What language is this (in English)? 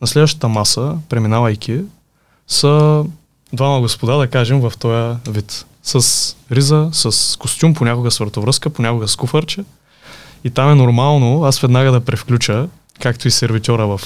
Bulgarian